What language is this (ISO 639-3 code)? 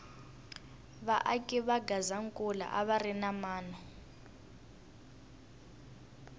tso